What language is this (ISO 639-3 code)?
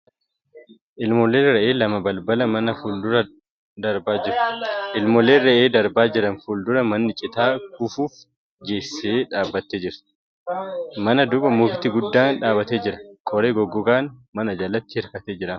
orm